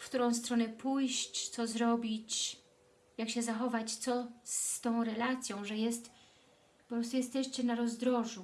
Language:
Polish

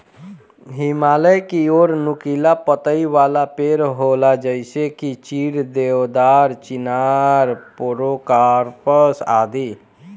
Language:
Bhojpuri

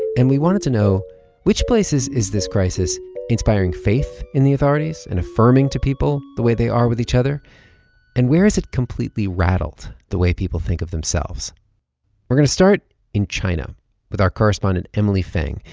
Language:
English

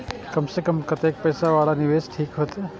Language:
Maithili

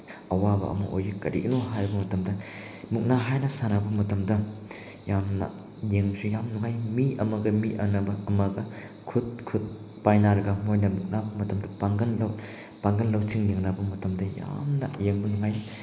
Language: Manipuri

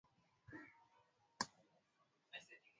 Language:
Swahili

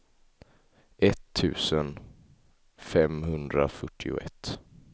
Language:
Swedish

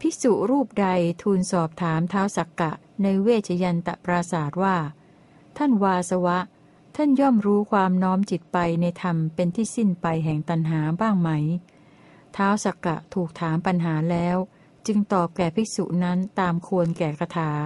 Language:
Thai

